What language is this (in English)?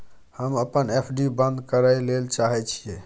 Maithili